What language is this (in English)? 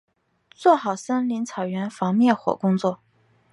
Chinese